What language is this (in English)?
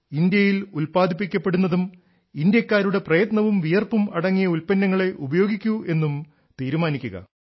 Malayalam